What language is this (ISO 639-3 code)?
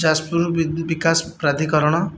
ori